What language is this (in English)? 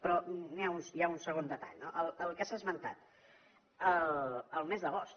Catalan